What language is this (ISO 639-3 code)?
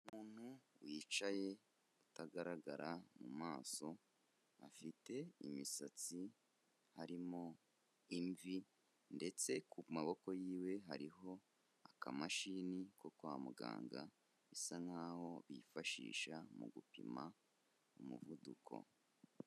kin